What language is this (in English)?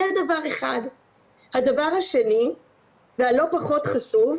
Hebrew